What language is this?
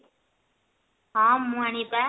Odia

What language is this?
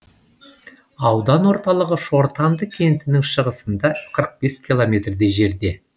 Kazakh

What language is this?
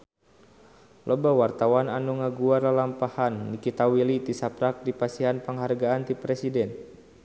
Sundanese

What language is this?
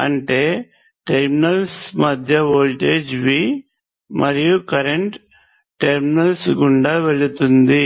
Telugu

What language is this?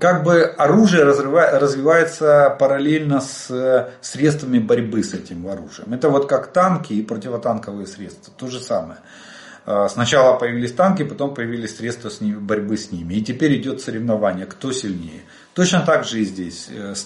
Russian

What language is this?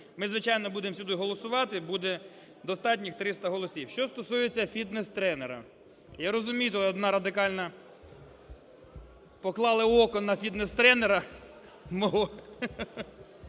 Ukrainian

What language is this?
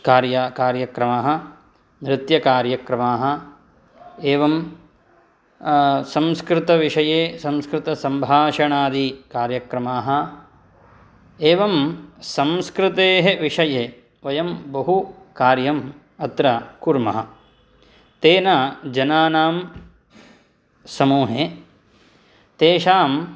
Sanskrit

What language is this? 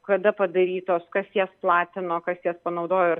Lithuanian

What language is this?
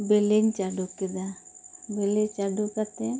Santali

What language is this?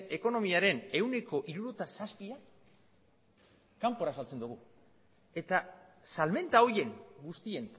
Basque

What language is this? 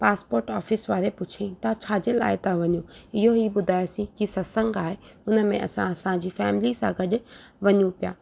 Sindhi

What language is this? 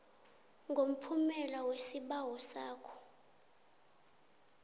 South Ndebele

